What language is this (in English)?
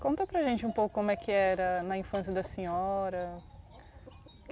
Portuguese